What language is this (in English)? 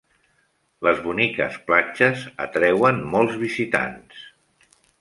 Catalan